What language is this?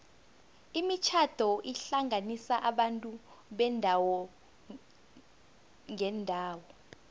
South Ndebele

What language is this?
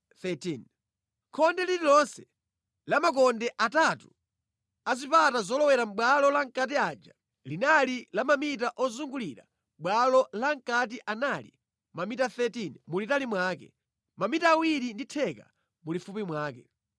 Nyanja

